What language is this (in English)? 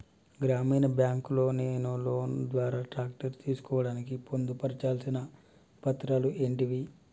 Telugu